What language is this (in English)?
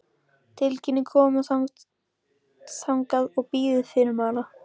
Icelandic